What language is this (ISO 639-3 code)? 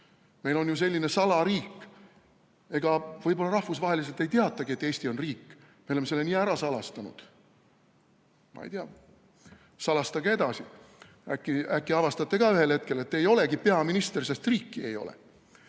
est